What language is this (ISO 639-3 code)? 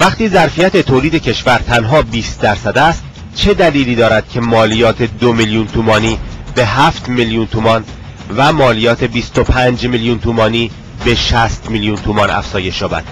fas